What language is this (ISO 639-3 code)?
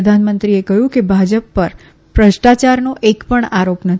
guj